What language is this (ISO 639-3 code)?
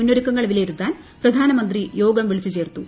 mal